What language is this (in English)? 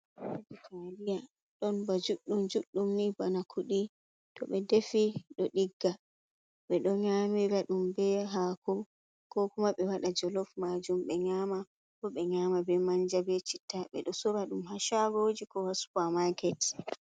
Fula